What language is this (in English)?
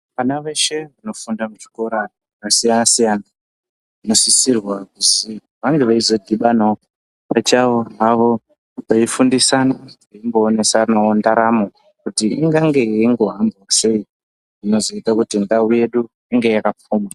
Ndau